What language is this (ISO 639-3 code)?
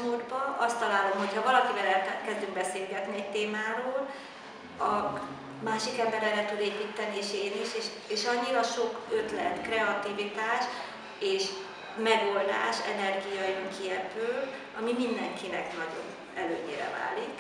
hun